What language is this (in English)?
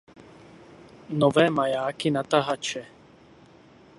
Czech